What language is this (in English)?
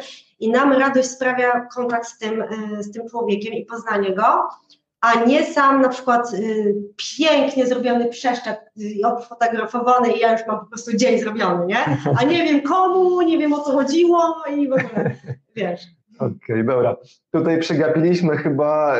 Polish